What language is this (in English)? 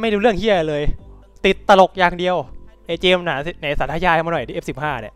Thai